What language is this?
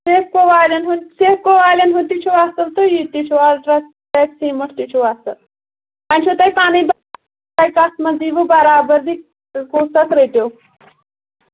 Kashmiri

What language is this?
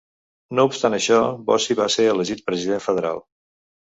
Catalan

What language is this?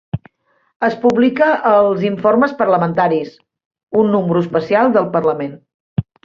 Catalan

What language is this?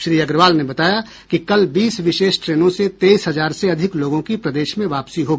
Hindi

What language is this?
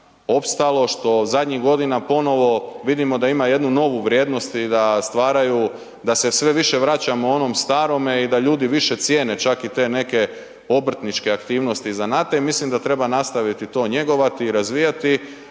Croatian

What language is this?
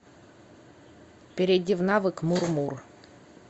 Russian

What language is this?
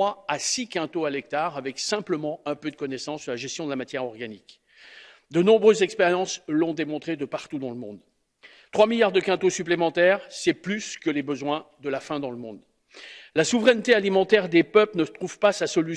French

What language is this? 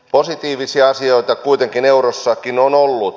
Finnish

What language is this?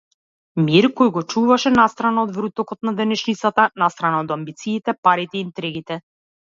Macedonian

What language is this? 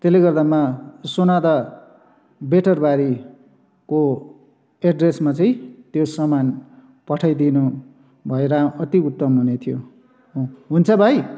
Nepali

